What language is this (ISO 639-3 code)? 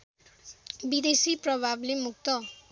nep